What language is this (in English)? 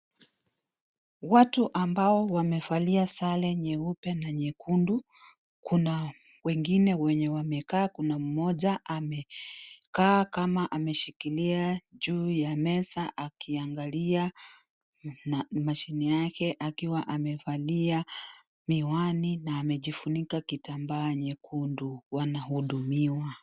Swahili